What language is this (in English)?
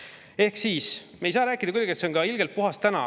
Estonian